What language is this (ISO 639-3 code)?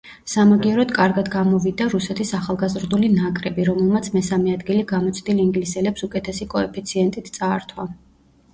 kat